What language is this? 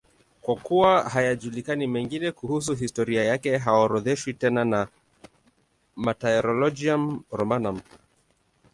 Swahili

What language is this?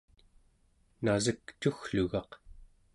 Central Yupik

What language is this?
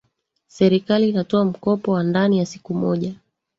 Swahili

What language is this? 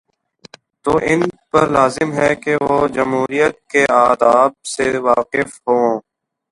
Urdu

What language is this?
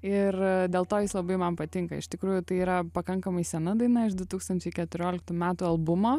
Lithuanian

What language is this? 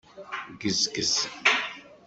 Kabyle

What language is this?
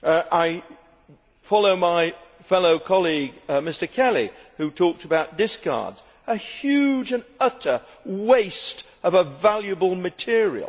English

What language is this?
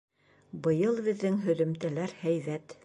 Bashkir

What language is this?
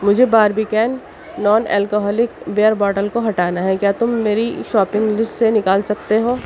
Urdu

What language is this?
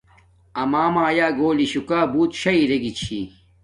Domaaki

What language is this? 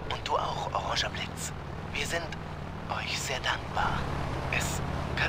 German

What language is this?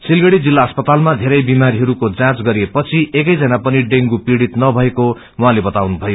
Nepali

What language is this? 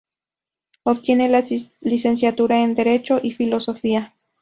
Spanish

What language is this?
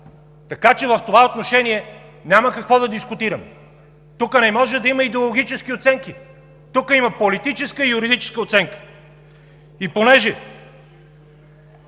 Bulgarian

